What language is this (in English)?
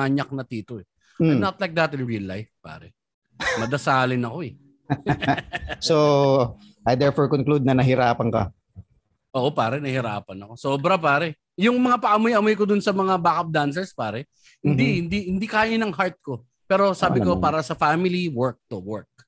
Filipino